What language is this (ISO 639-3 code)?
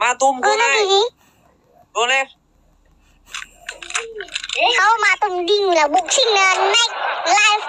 vie